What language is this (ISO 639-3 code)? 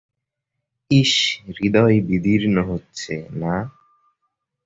ben